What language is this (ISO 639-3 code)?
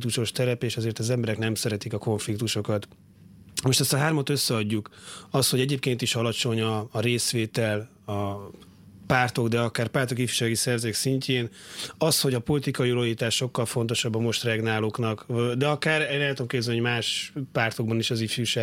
hun